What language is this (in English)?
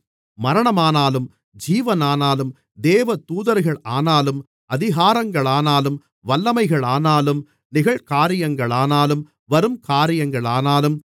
Tamil